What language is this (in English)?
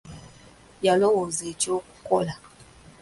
Ganda